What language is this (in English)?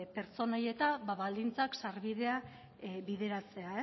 Basque